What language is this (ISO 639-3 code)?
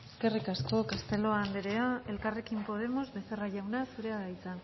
eus